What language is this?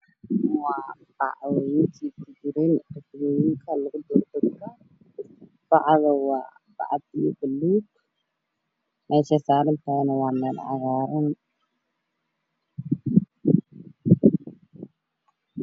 Somali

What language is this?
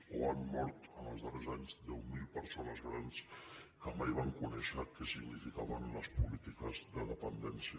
Catalan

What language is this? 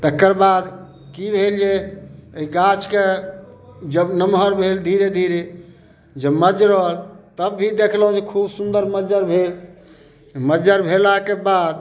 Maithili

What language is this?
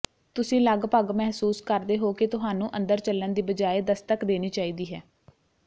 Punjabi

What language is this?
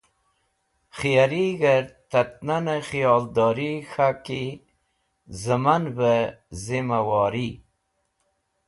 Wakhi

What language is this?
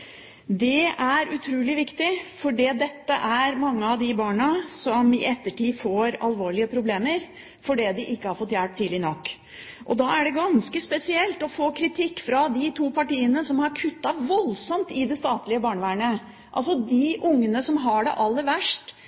Norwegian Bokmål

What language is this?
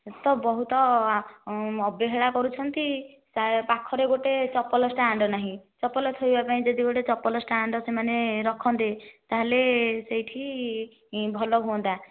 Odia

